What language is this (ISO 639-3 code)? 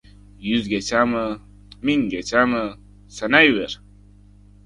uzb